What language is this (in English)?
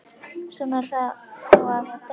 Icelandic